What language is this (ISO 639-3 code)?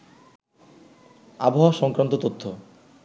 ben